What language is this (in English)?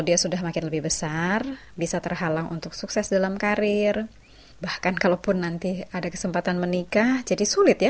Indonesian